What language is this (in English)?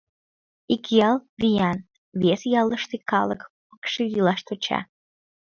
Mari